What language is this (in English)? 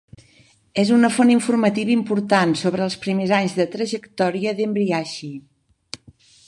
Catalan